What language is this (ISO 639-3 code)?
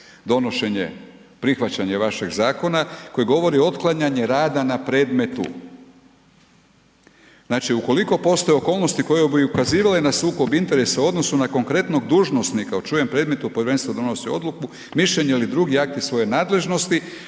hrv